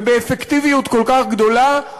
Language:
Hebrew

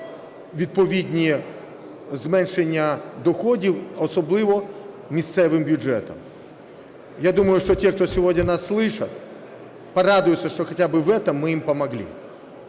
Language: Ukrainian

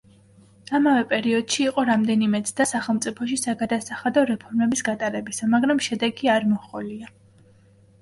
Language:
Georgian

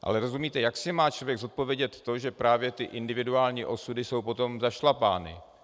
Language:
Czech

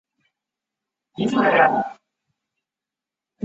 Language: Chinese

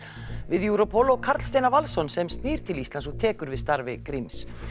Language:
Icelandic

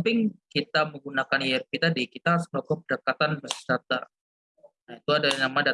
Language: Indonesian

